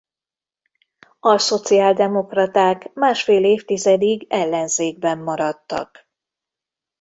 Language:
Hungarian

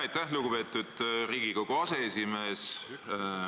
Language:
Estonian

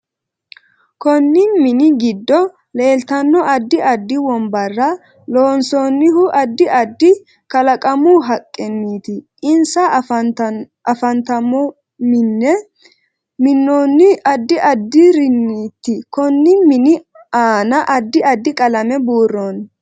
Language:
Sidamo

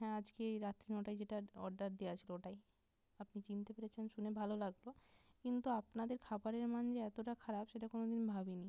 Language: Bangla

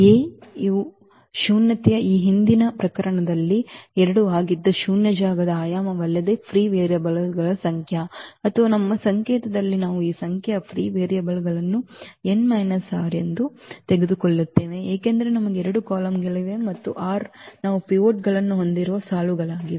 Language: Kannada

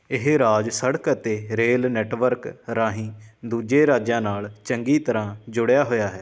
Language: Punjabi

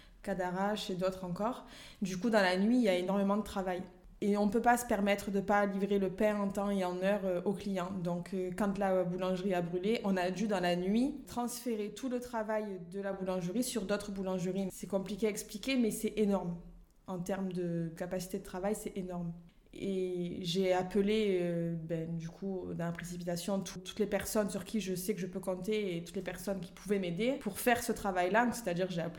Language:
French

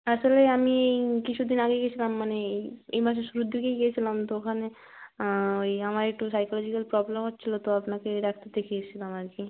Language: Bangla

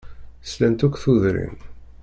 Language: Kabyle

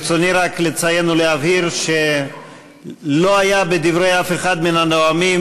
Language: Hebrew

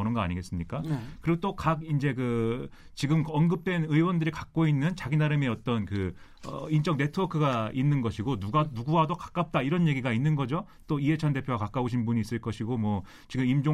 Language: Korean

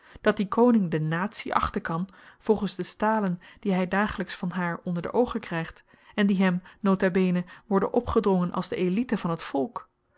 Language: Dutch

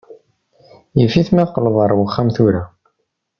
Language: Kabyle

